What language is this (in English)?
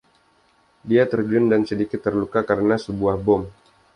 Indonesian